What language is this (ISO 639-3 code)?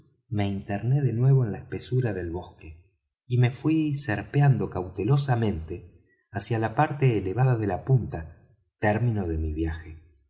spa